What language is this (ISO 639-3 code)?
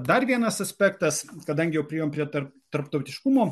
lit